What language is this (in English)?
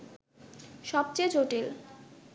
Bangla